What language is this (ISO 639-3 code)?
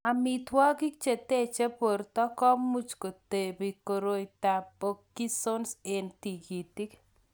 kln